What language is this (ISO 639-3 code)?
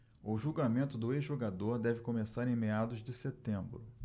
por